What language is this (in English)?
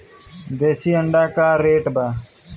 Bhojpuri